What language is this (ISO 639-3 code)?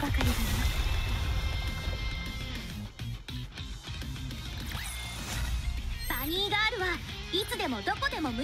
jpn